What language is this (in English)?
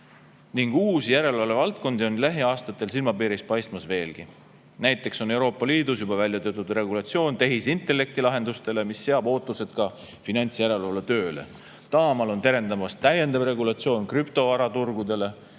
Estonian